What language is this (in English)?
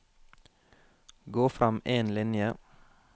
Norwegian